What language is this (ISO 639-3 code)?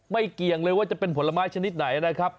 tha